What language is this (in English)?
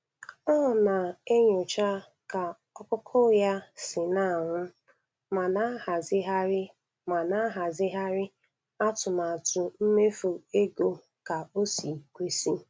Igbo